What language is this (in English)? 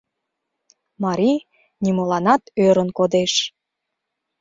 Mari